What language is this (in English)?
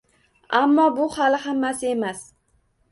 Uzbek